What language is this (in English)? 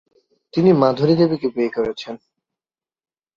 Bangla